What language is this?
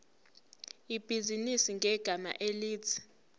Zulu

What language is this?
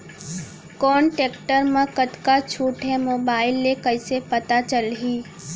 Chhattisgarhi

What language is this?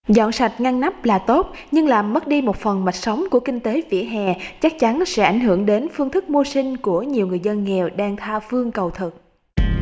Vietnamese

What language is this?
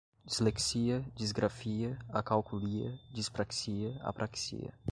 Portuguese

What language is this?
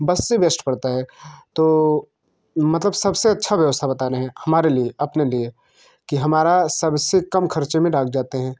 Hindi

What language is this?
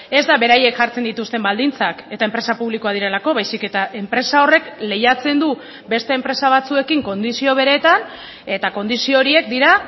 Basque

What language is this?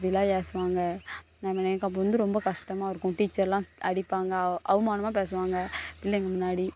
Tamil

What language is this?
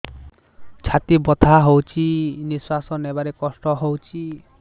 Odia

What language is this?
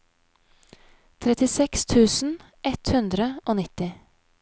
Norwegian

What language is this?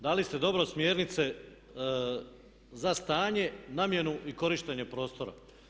Croatian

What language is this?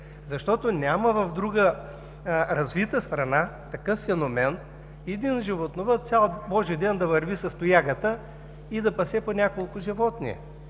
Bulgarian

